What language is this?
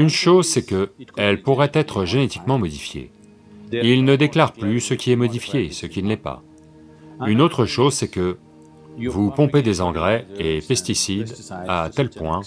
French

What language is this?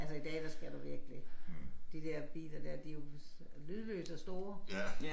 Danish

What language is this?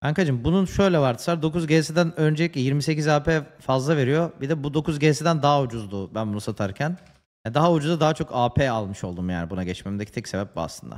Turkish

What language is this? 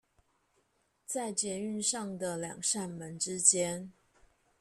Chinese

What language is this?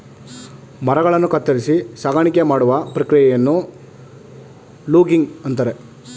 Kannada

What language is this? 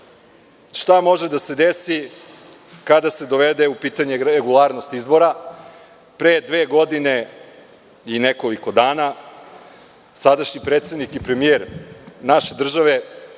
Serbian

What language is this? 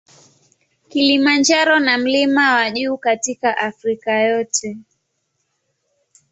Swahili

